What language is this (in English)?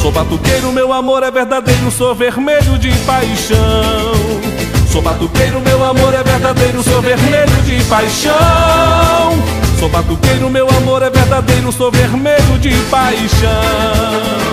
Portuguese